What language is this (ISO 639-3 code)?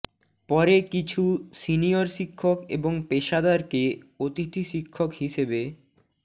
ben